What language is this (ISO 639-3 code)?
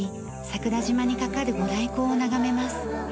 jpn